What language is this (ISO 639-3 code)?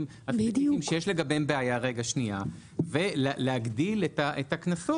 heb